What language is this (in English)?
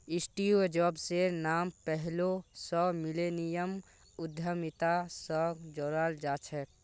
Magahi